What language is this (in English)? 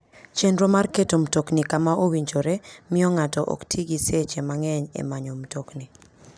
Luo (Kenya and Tanzania)